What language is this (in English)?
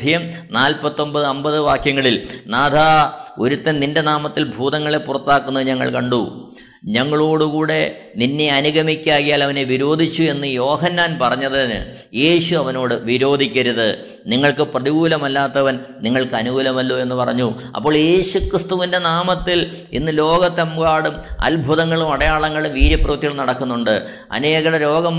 Malayalam